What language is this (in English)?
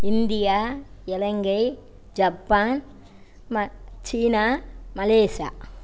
Tamil